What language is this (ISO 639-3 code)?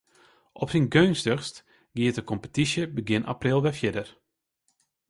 fry